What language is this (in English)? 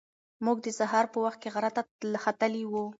Pashto